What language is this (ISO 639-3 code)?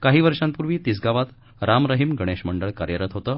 mar